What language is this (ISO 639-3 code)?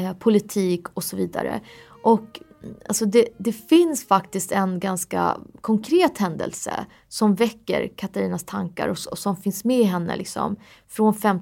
swe